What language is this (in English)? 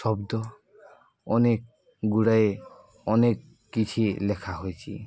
Odia